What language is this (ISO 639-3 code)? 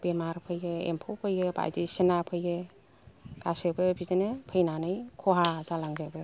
brx